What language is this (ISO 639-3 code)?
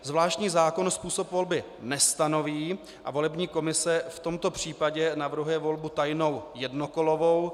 ces